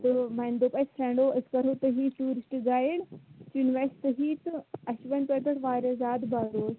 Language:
Kashmiri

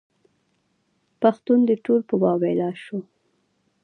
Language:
Pashto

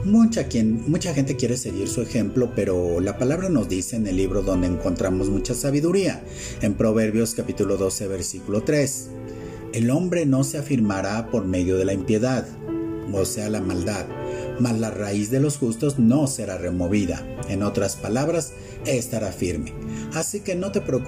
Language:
Spanish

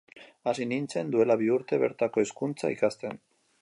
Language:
Basque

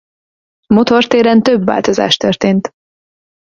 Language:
Hungarian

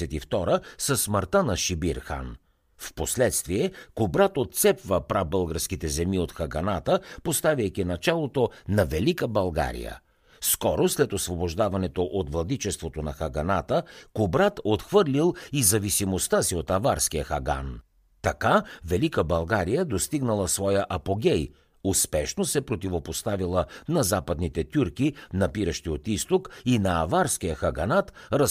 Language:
Bulgarian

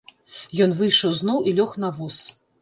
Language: Belarusian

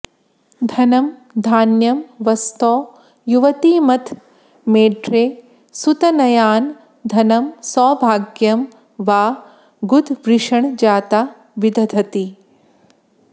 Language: Sanskrit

